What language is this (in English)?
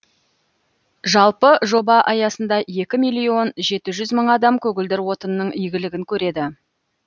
Kazakh